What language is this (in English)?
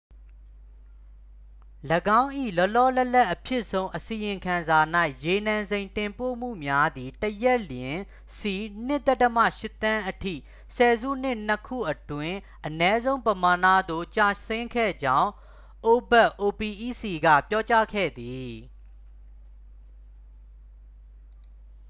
Burmese